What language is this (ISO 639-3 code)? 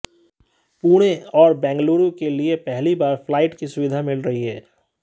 hin